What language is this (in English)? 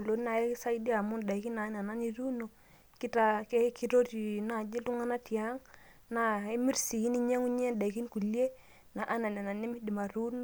Masai